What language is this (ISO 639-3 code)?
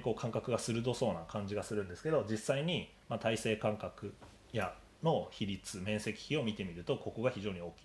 jpn